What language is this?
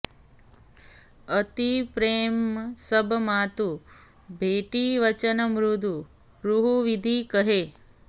Sanskrit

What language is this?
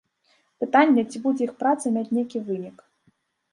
Belarusian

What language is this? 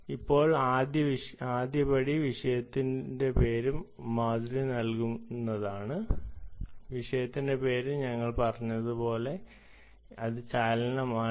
Malayalam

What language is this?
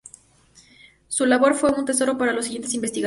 Spanish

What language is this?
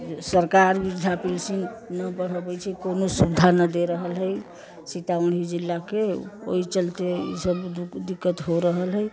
Maithili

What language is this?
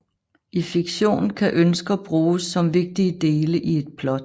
Danish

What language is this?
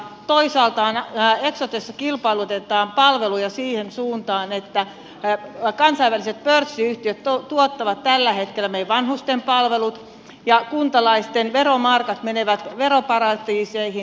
Finnish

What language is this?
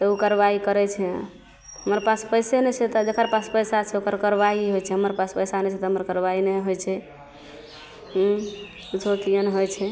Maithili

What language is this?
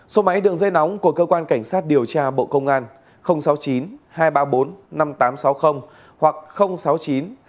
Vietnamese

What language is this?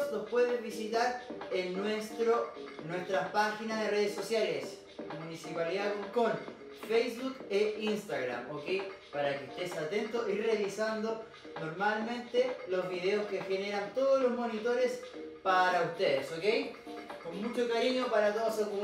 Spanish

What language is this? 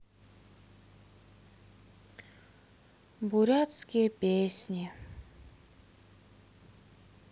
Russian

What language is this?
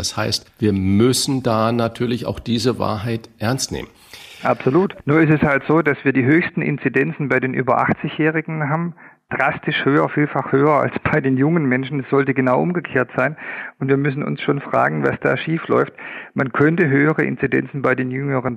German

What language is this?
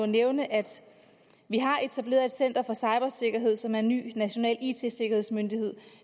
Danish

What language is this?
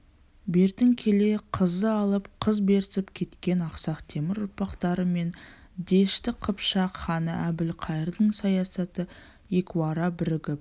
Kazakh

